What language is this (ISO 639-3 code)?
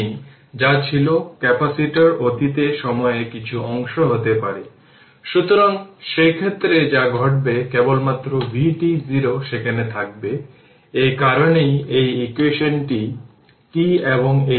ben